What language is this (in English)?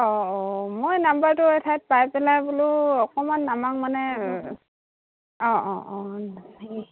Assamese